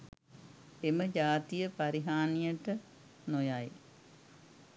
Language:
Sinhala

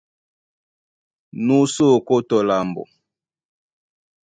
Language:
Duala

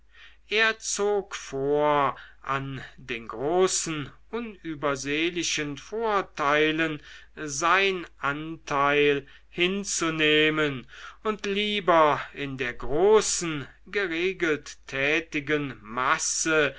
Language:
German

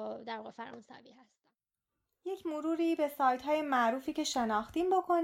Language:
Persian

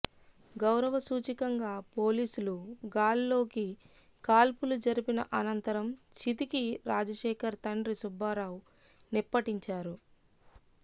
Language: Telugu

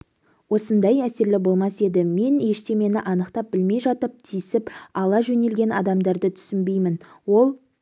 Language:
Kazakh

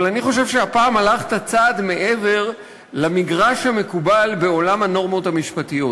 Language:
Hebrew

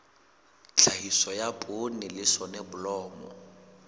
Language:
Southern Sotho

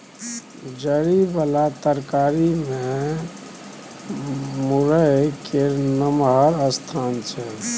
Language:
Maithili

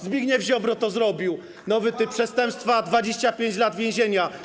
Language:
Polish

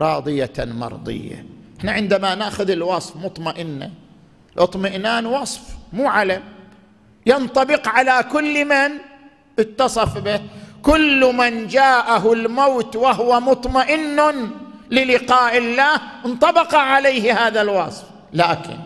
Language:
Arabic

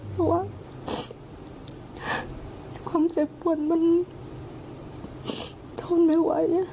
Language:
Thai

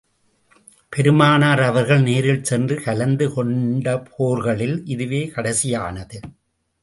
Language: Tamil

